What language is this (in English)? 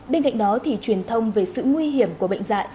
Vietnamese